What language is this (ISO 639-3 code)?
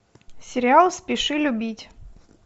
rus